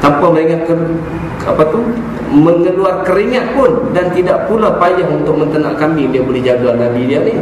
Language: Malay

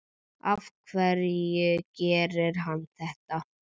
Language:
Icelandic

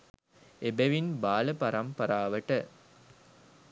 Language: Sinhala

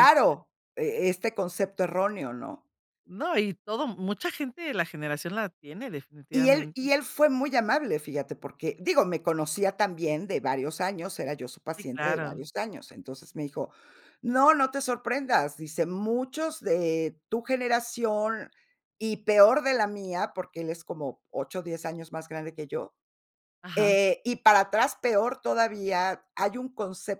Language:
Spanish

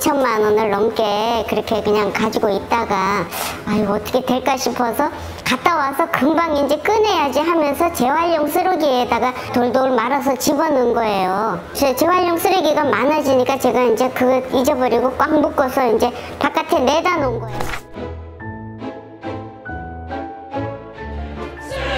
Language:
Korean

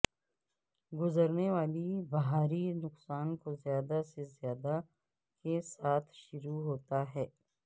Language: Urdu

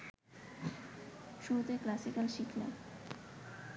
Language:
Bangla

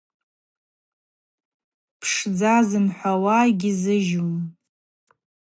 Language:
Abaza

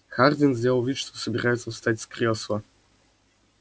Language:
Russian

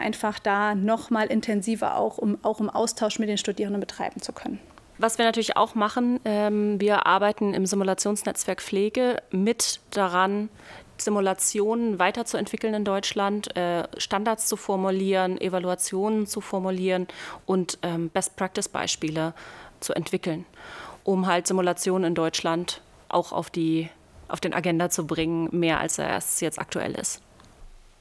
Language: German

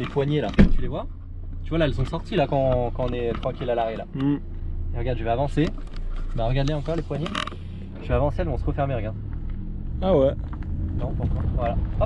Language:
French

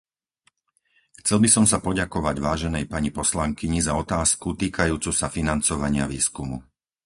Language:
Slovak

